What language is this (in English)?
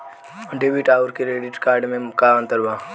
Bhojpuri